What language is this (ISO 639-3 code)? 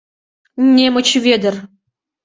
chm